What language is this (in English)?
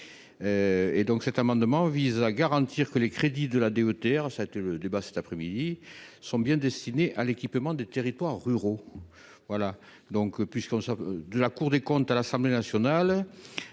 French